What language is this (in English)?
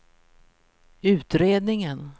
Swedish